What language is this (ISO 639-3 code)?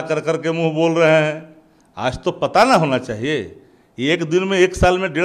hin